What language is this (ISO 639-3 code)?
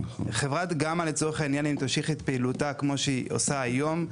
heb